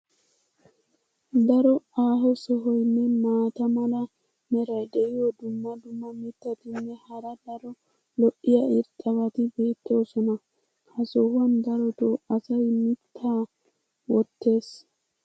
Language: Wolaytta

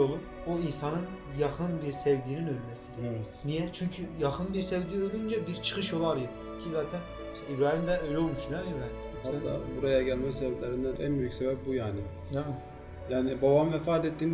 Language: Turkish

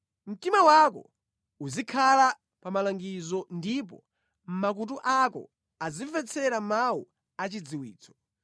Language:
Nyanja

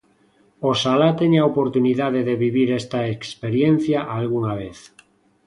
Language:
Galician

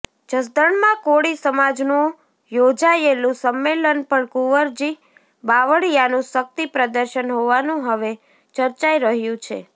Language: Gujarati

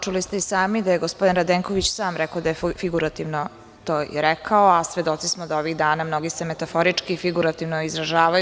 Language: Serbian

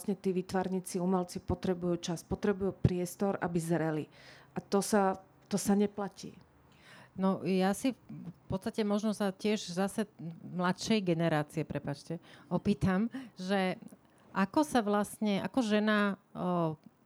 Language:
Slovak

